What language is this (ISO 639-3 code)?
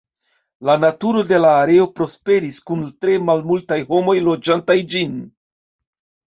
epo